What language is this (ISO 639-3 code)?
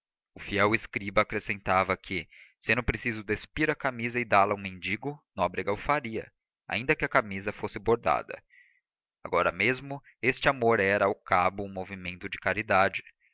por